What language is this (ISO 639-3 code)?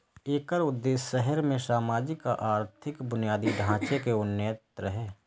mai